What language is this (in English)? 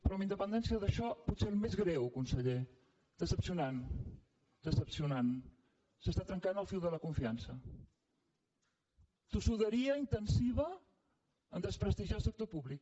Catalan